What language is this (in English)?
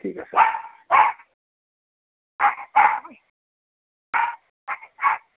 Assamese